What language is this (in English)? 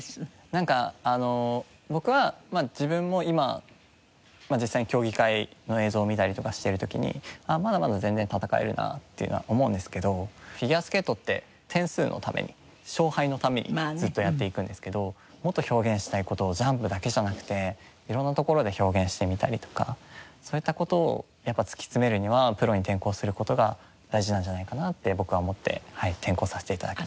Japanese